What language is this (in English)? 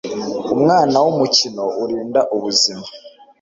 Kinyarwanda